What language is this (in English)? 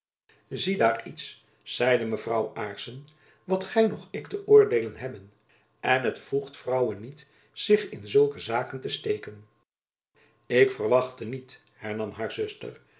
Dutch